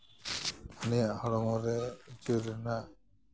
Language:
Santali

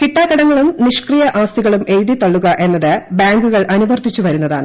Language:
Malayalam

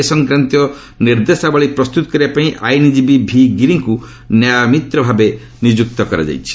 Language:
Odia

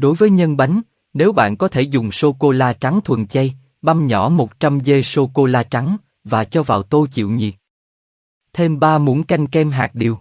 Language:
Vietnamese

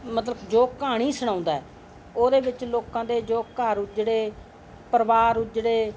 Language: Punjabi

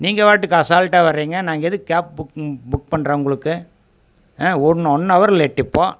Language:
Tamil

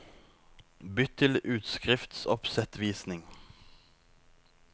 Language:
Norwegian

